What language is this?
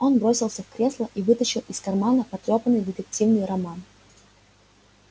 Russian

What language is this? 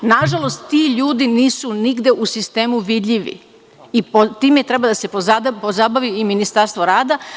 Serbian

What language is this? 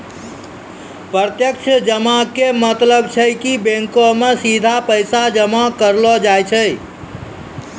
Maithili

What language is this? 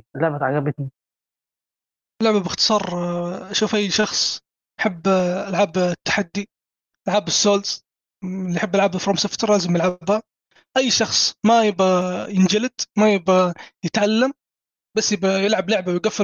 Arabic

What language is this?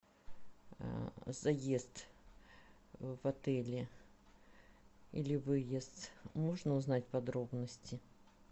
Russian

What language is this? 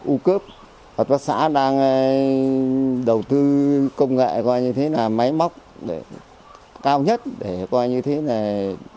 Vietnamese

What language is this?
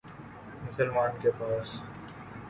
Urdu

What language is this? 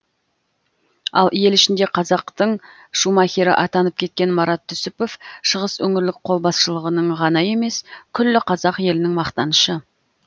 Kazakh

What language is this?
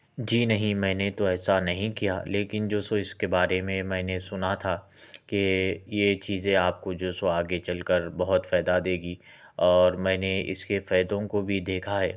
Urdu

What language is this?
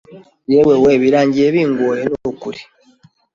Kinyarwanda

